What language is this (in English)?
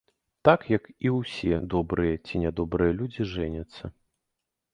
Belarusian